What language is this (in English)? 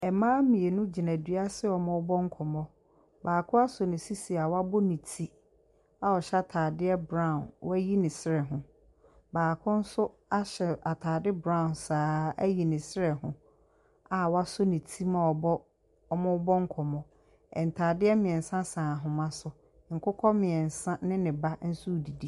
Akan